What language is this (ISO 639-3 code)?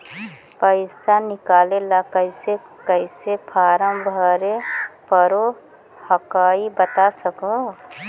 mag